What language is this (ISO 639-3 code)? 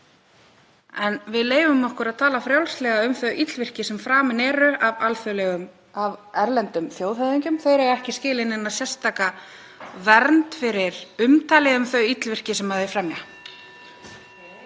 isl